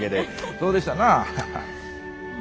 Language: Japanese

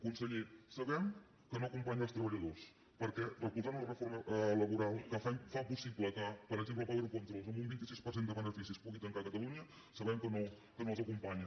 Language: Catalan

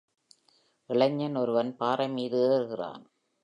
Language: Tamil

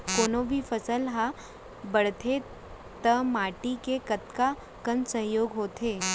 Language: Chhattisgarhi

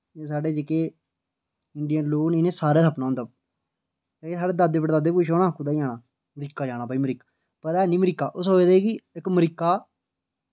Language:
Dogri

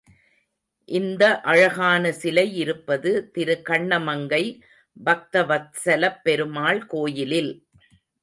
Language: Tamil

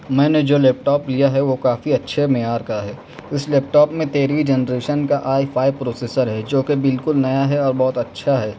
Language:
Urdu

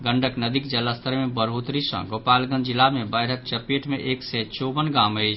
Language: Maithili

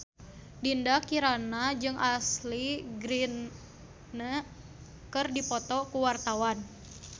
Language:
Sundanese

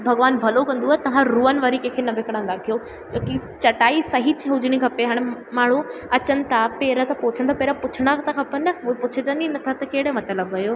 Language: Sindhi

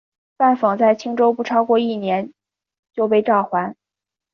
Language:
Chinese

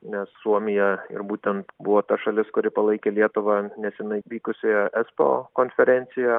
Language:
Lithuanian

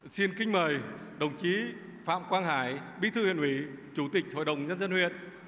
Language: Vietnamese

